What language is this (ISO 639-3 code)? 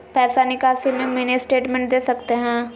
mag